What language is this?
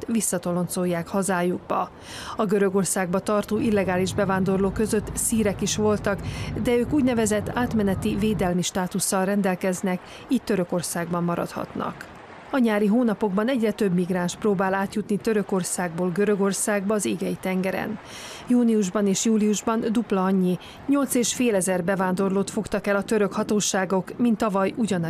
Hungarian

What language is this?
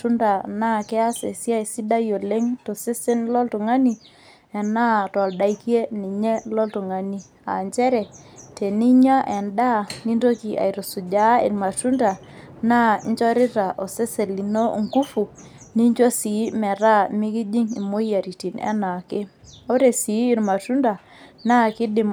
Masai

